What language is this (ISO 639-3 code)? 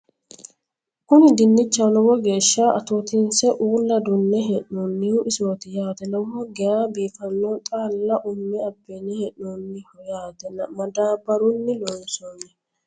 sid